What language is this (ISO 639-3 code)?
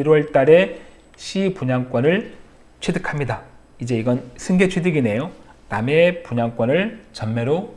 kor